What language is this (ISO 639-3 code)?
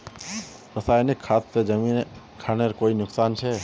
mag